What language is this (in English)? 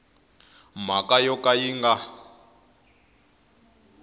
Tsonga